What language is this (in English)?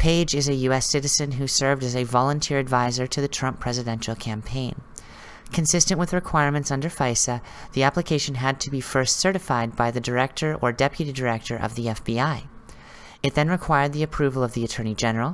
English